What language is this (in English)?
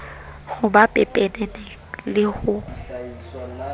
Southern Sotho